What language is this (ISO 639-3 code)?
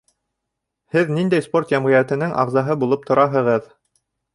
bak